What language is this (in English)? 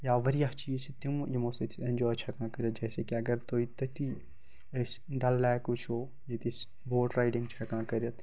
Kashmiri